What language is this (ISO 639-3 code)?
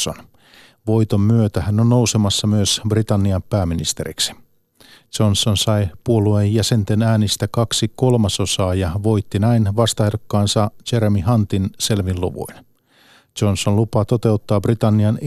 fin